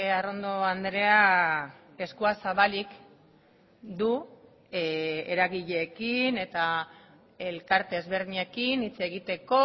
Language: Basque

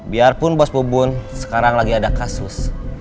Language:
Indonesian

